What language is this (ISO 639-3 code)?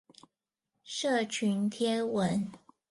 zho